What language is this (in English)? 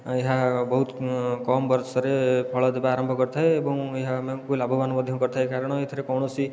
Odia